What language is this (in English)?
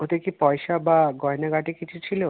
Bangla